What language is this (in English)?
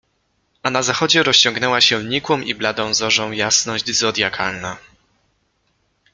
Polish